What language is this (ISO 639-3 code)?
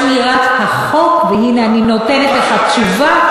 heb